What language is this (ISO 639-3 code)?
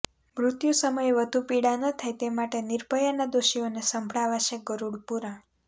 guj